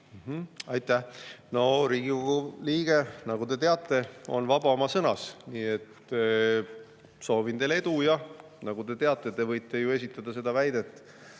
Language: Estonian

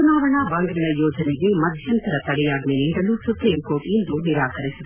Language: Kannada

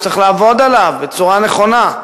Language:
Hebrew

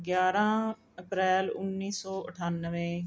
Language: Punjabi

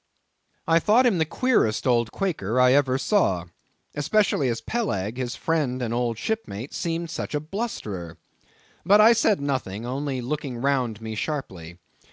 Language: English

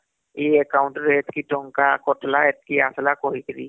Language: Odia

